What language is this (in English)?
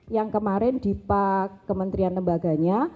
Indonesian